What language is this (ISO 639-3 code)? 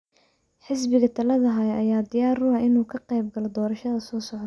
som